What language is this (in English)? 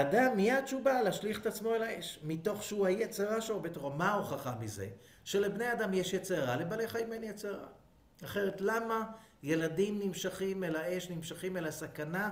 Hebrew